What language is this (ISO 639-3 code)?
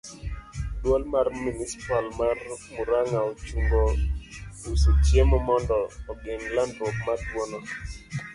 luo